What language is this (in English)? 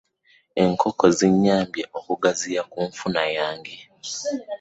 Ganda